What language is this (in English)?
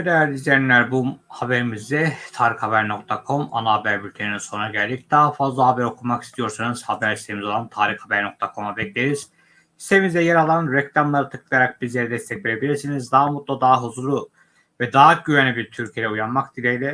Turkish